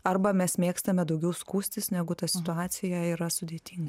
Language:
Lithuanian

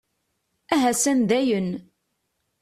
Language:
Kabyle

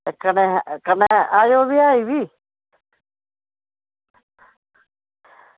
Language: Dogri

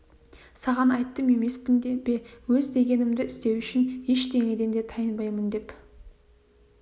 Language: Kazakh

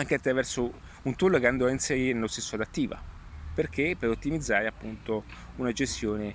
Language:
Italian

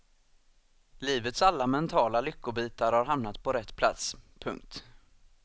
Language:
Swedish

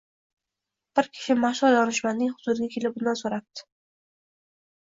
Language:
Uzbek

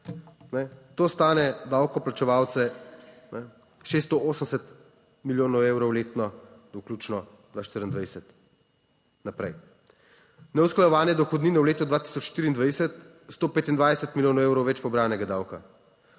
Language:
Slovenian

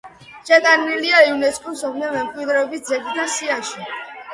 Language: Georgian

